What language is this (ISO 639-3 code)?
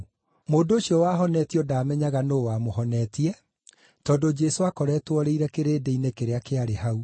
kik